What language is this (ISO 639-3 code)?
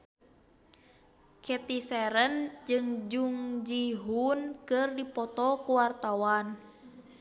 sun